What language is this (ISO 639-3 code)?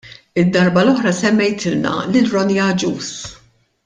mlt